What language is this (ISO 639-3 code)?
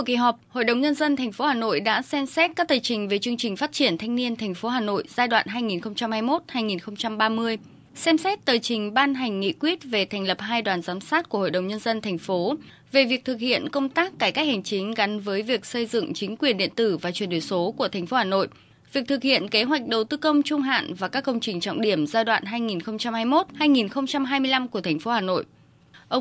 vie